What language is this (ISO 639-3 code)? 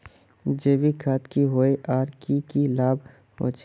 mag